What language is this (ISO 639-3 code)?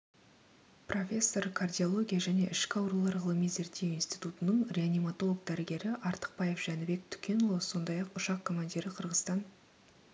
kaz